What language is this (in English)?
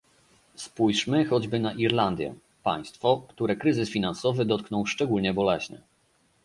Polish